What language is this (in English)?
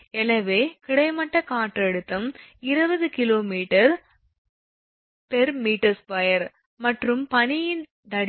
Tamil